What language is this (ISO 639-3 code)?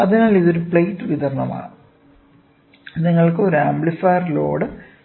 mal